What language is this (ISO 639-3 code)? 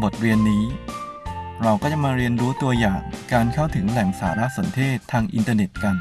tha